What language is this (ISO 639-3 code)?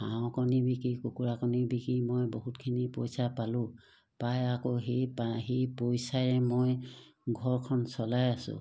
asm